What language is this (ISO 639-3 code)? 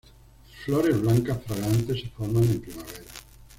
spa